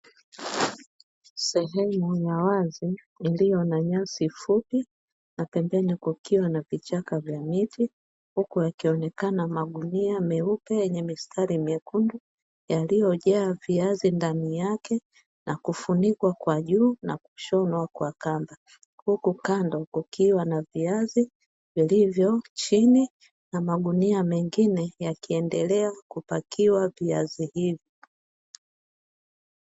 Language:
Swahili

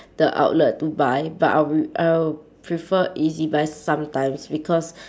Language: English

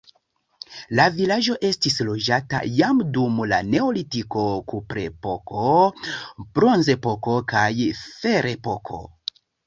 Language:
Esperanto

